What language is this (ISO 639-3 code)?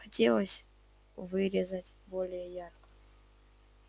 rus